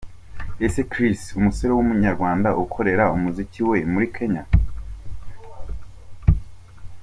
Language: Kinyarwanda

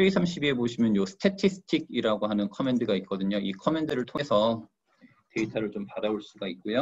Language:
Korean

